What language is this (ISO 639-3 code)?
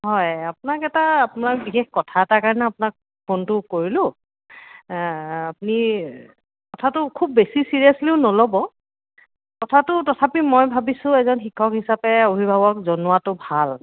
asm